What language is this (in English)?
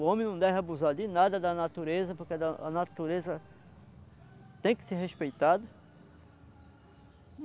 Portuguese